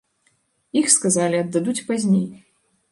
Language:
Belarusian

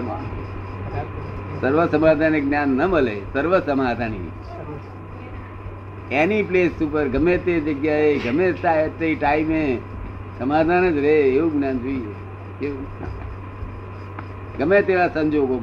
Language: Gujarati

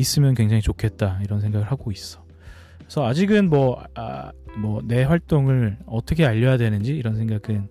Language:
Korean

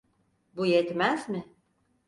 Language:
Turkish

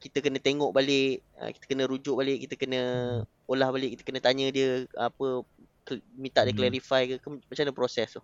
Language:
Malay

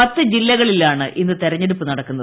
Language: Malayalam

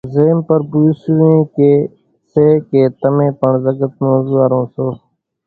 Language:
Kachi Koli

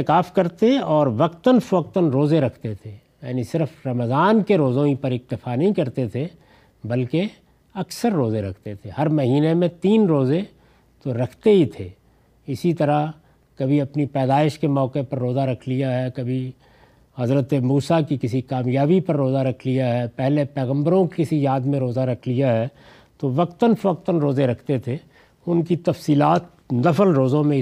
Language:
Urdu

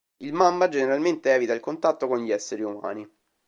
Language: Italian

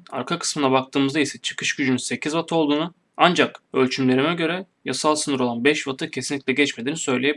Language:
Turkish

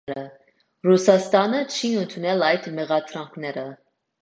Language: Armenian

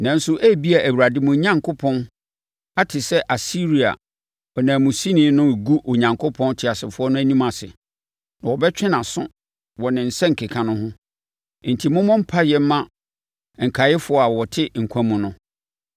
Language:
Akan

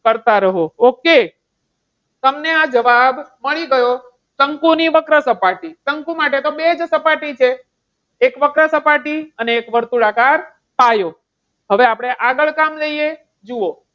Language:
Gujarati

